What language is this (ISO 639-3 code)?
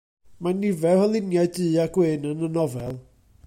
cym